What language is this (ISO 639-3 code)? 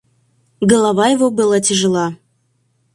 rus